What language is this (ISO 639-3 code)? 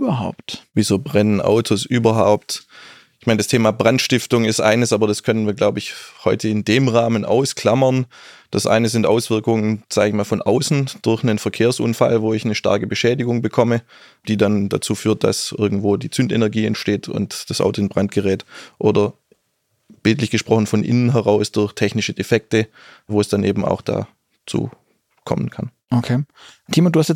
deu